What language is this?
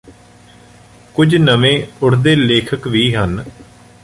Punjabi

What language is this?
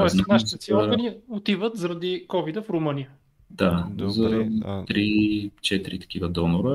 Bulgarian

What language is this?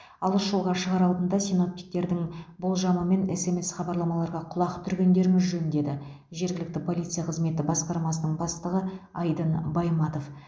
Kazakh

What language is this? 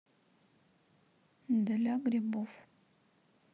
Russian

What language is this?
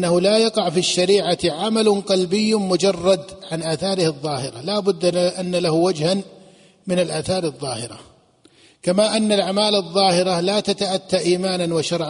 Arabic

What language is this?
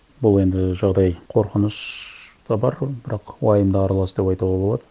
Kazakh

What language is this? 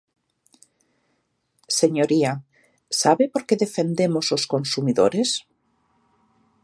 Galician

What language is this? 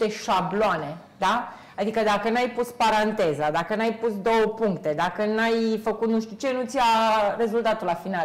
Romanian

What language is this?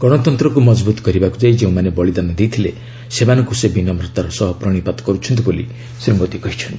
Odia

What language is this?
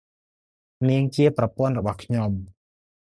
Khmer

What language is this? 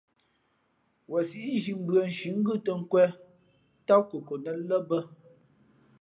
Fe'fe'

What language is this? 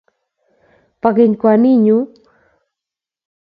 Kalenjin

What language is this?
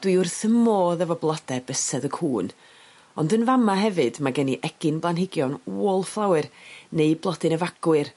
Welsh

